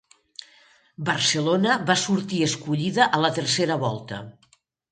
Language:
Catalan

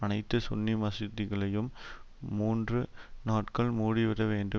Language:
Tamil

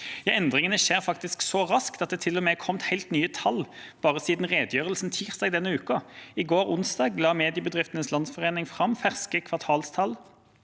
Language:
Norwegian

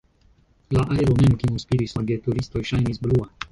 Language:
Esperanto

